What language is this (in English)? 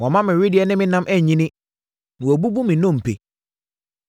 Akan